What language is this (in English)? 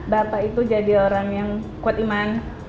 Indonesian